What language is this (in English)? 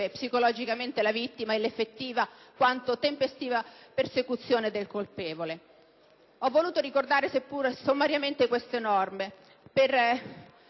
Italian